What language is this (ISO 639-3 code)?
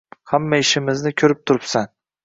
uzb